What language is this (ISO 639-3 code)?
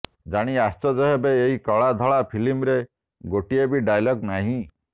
ori